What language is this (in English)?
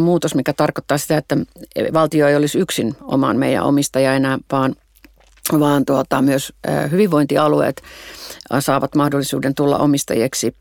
Finnish